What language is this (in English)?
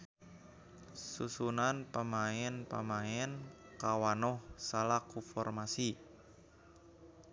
Sundanese